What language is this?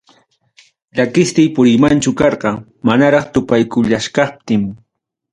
Ayacucho Quechua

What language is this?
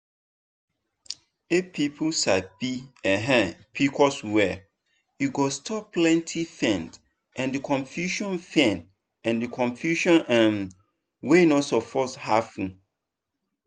Nigerian Pidgin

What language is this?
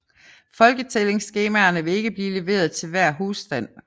Danish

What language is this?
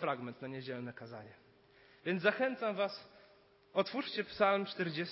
Polish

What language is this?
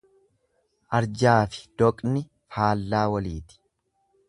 Oromo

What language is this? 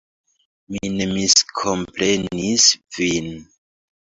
Esperanto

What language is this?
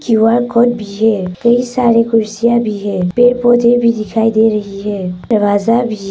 Hindi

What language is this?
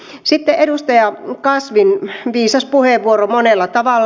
Finnish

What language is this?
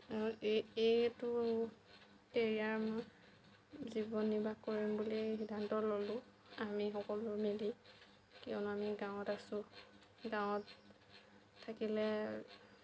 Assamese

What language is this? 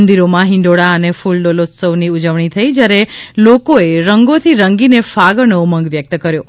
Gujarati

